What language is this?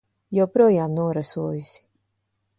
Latvian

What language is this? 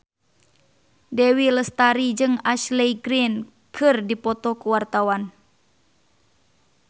Sundanese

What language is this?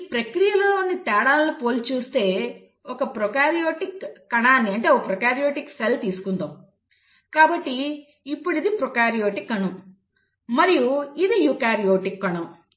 Telugu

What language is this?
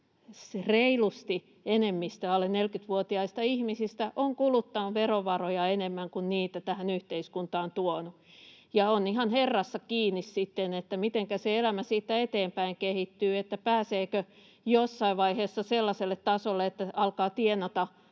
Finnish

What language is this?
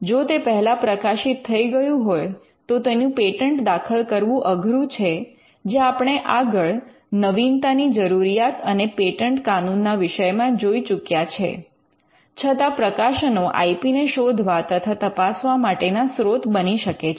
Gujarati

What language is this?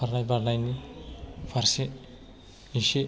Bodo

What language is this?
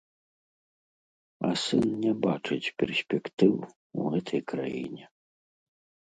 Belarusian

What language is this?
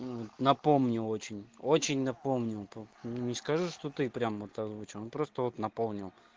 Russian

